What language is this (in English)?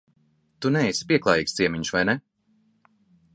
Latvian